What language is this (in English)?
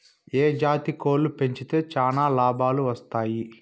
Telugu